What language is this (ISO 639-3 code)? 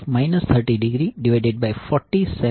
guj